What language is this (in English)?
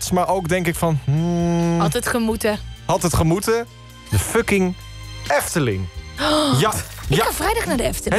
Dutch